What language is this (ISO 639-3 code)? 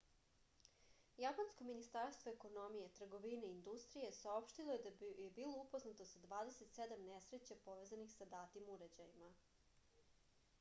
srp